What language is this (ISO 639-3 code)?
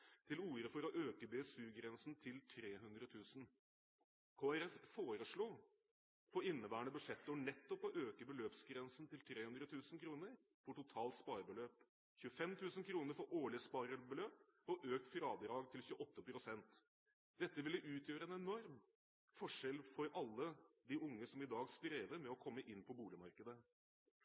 nob